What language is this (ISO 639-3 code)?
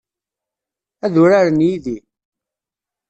kab